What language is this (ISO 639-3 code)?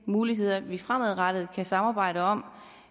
dan